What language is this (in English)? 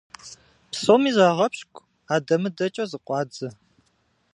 Kabardian